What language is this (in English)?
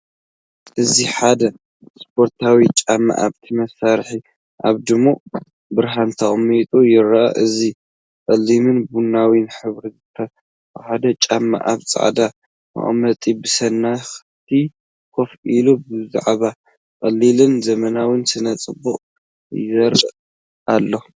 Tigrinya